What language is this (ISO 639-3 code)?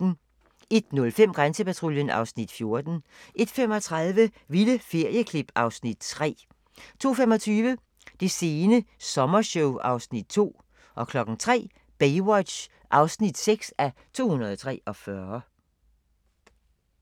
dan